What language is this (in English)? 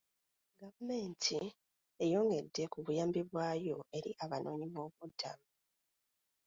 Ganda